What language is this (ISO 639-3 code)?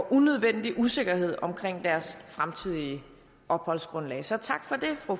dan